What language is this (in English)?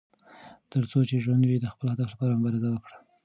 Pashto